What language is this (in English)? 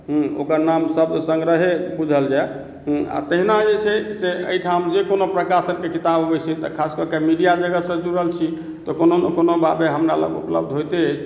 Maithili